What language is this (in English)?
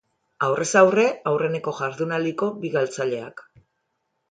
Basque